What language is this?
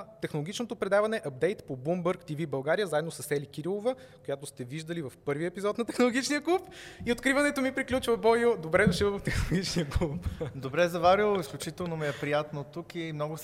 Bulgarian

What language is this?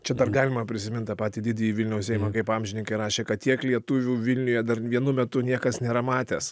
Lithuanian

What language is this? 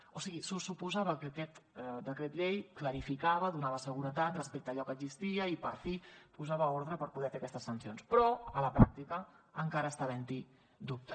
Catalan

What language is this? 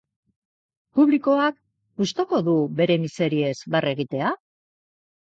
Basque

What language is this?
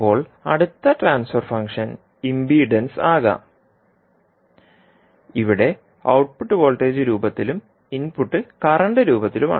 Malayalam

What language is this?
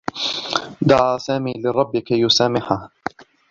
Arabic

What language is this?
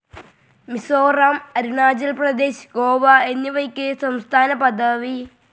Malayalam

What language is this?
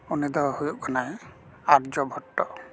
Santali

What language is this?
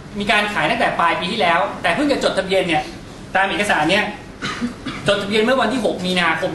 Thai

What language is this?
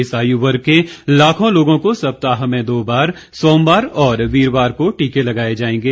Hindi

